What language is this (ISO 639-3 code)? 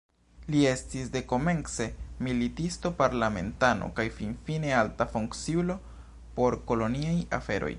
epo